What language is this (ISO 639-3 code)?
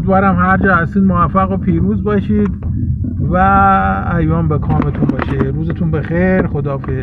fas